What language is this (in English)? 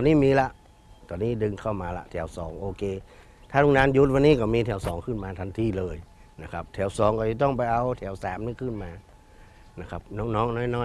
Thai